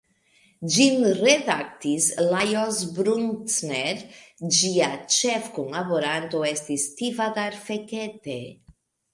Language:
Esperanto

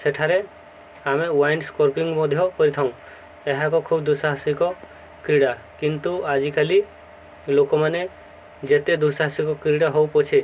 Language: Odia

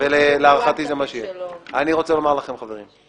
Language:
Hebrew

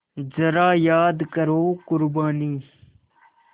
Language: Hindi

